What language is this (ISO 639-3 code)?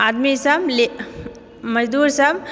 mai